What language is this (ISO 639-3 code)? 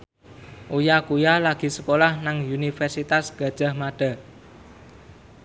jav